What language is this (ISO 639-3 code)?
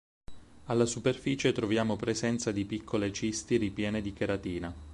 ita